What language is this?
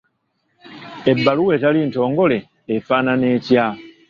Ganda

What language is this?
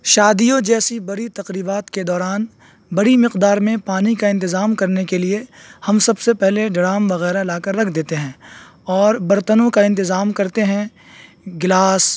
Urdu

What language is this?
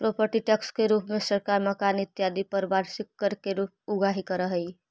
Magahi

